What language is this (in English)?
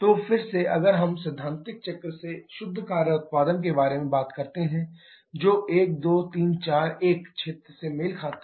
Hindi